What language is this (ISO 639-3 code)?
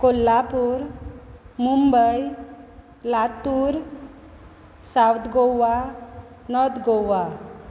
kok